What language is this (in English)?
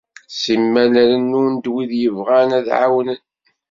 Kabyle